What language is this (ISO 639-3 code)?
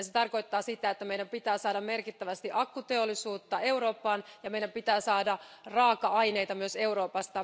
fin